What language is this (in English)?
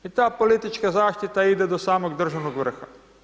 Croatian